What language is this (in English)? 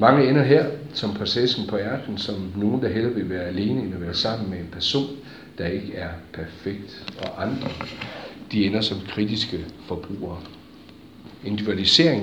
Danish